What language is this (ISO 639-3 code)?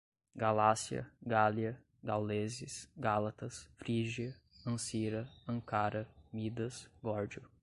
por